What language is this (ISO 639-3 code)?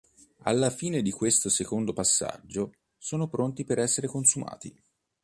ita